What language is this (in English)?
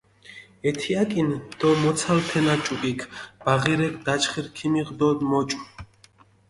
Mingrelian